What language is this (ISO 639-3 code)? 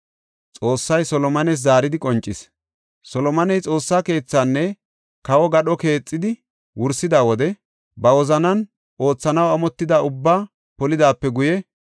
gof